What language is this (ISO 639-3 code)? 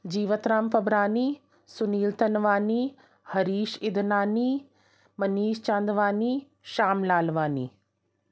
snd